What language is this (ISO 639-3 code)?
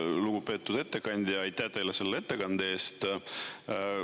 est